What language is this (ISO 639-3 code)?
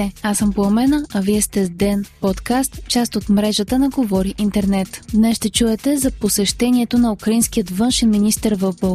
bul